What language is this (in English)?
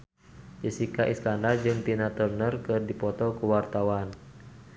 Sundanese